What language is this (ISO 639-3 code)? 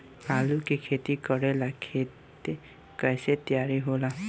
bho